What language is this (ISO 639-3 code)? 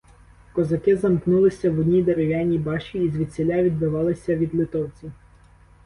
ukr